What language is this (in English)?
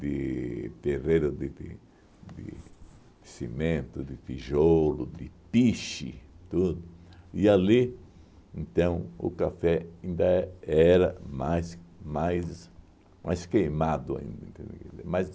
Portuguese